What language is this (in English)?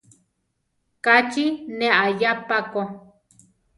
Central Tarahumara